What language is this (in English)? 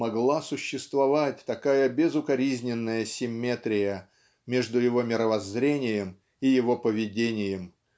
Russian